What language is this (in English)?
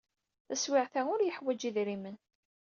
Kabyle